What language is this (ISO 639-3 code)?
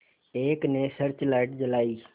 hin